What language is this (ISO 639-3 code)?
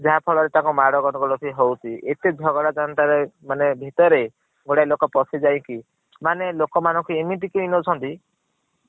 ori